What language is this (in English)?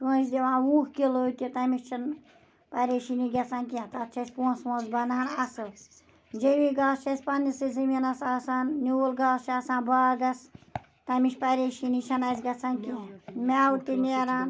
Kashmiri